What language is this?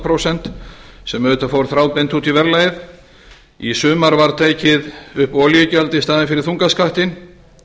Icelandic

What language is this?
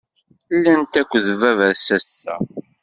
Kabyle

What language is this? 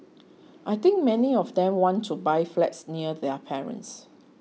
English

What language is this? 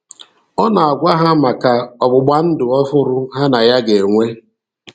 Igbo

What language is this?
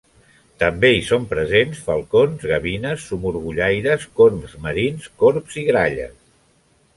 Catalan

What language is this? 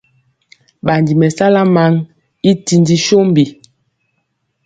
Mpiemo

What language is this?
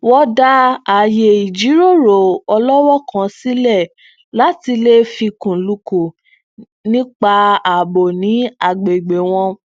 Yoruba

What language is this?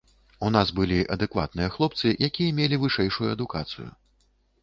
Belarusian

